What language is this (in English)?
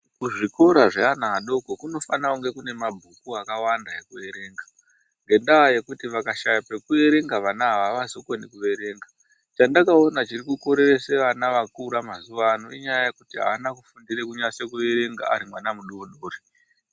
Ndau